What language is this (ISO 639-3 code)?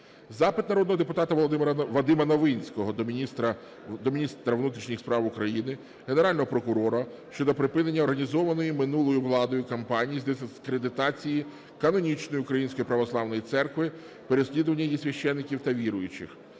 ukr